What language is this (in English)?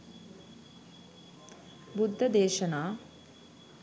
Sinhala